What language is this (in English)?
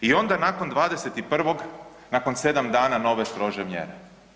Croatian